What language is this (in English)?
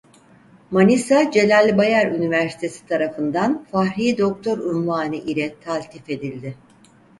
Turkish